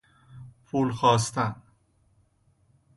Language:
Persian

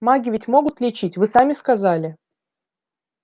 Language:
Russian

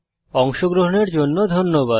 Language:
Bangla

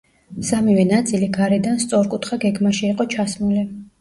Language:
Georgian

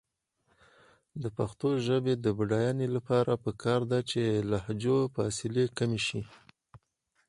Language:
Pashto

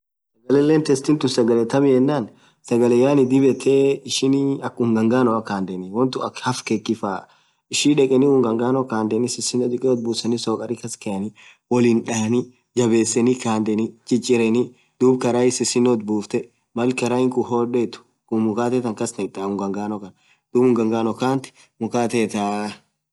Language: Orma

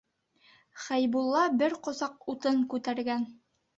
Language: Bashkir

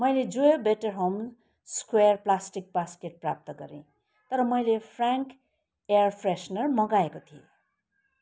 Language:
Nepali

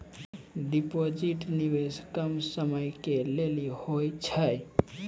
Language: Maithili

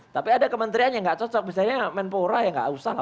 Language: Indonesian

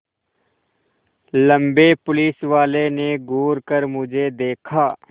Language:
Hindi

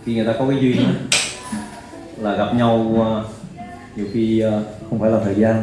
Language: Vietnamese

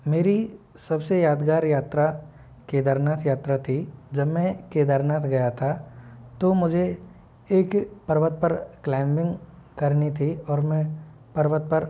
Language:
Hindi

